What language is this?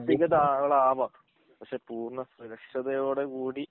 Malayalam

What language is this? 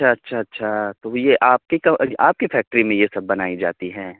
Urdu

